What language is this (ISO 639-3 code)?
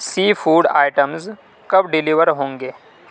urd